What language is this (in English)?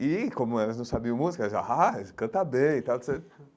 Portuguese